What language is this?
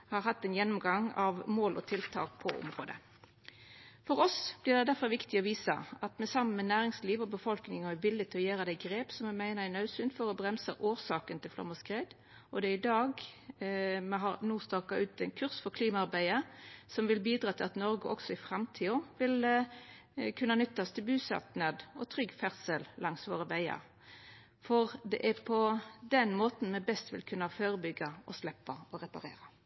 Norwegian Nynorsk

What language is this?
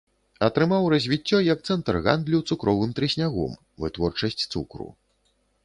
Belarusian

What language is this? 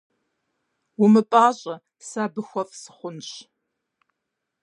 Kabardian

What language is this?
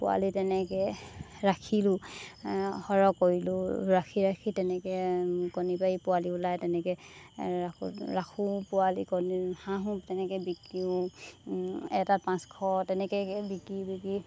Assamese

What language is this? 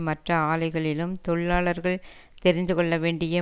Tamil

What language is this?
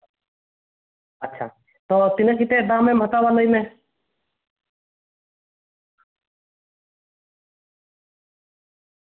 Santali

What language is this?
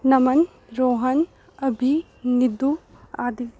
Dogri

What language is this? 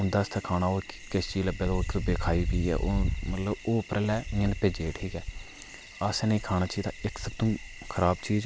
Dogri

